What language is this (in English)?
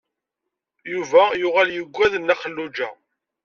Kabyle